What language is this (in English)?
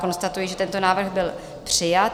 Czech